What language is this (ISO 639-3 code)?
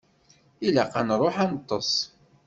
kab